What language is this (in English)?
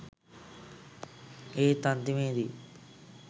Sinhala